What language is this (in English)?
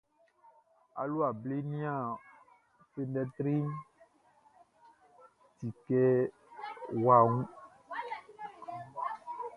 Baoulé